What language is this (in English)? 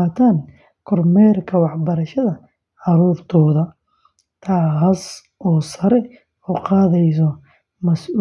Somali